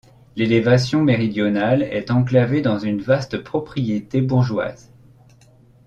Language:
French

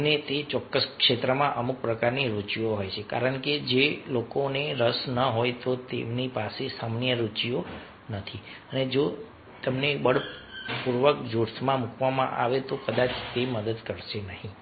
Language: Gujarati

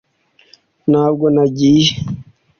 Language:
Kinyarwanda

